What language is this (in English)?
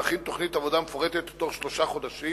Hebrew